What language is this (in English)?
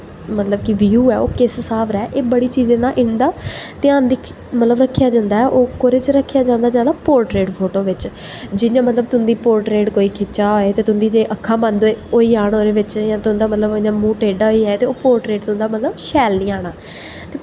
Dogri